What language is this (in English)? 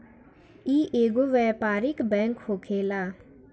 Bhojpuri